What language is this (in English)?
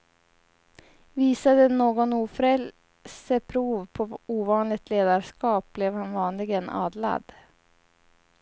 Swedish